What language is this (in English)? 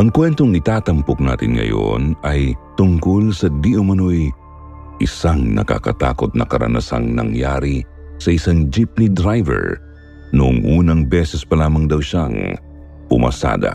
Filipino